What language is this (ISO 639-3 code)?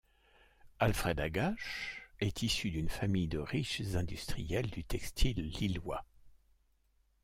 fra